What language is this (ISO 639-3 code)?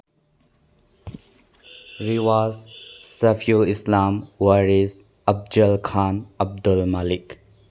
mni